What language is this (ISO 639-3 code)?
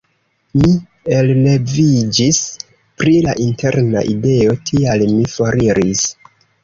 epo